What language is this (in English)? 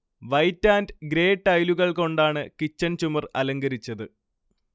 Malayalam